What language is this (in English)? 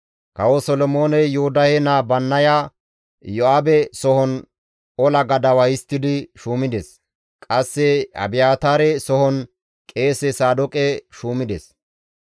Gamo